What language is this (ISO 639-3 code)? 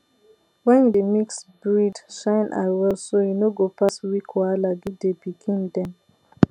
pcm